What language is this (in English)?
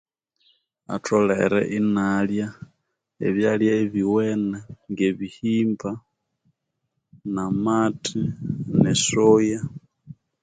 Konzo